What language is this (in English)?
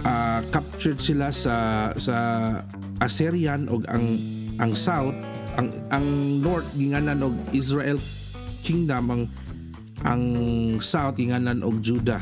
Filipino